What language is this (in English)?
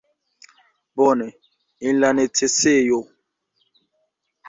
Esperanto